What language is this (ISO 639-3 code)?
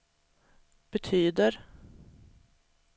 swe